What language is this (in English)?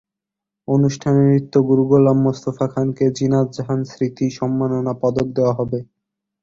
Bangla